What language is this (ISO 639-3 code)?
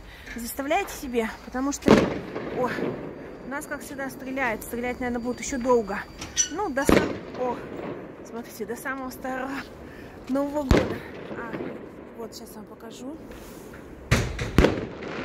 rus